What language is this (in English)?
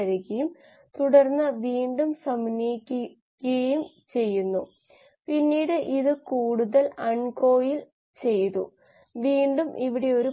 Malayalam